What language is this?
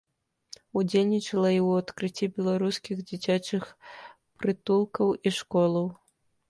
Belarusian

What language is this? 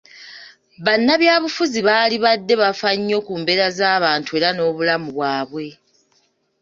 Ganda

